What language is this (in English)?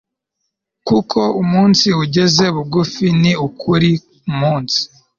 Kinyarwanda